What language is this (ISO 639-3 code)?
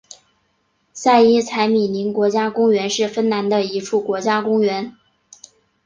zho